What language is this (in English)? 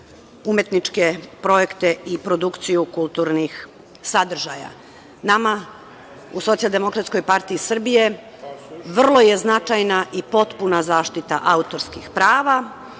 Serbian